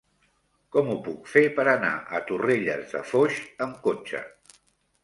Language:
Catalan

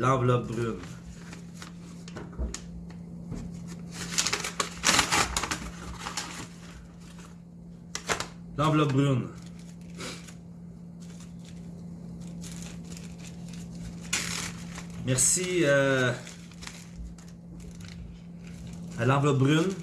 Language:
French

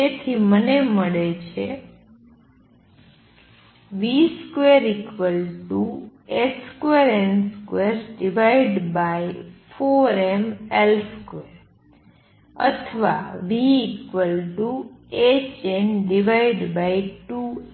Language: Gujarati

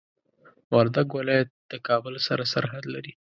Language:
Pashto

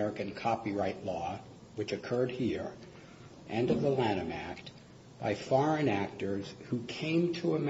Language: English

